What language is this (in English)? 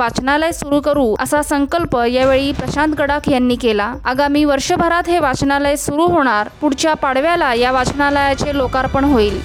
Marathi